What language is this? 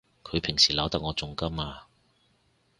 Cantonese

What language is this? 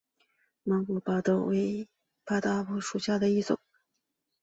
Chinese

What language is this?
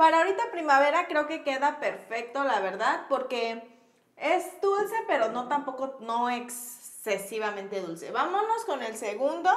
Spanish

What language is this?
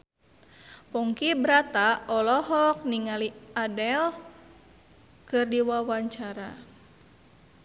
Sundanese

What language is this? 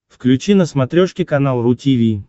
Russian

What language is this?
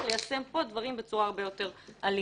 Hebrew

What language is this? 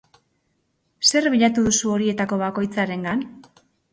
Basque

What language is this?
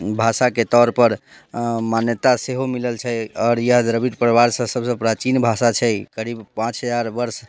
Maithili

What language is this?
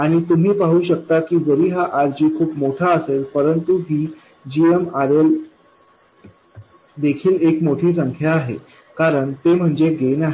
Marathi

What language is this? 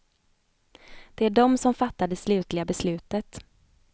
Swedish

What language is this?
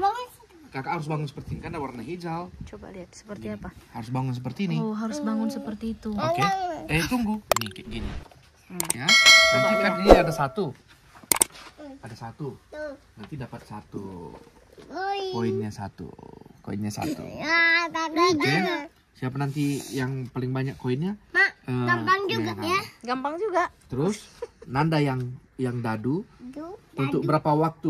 Indonesian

